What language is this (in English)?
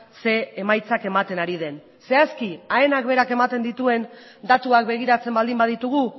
Basque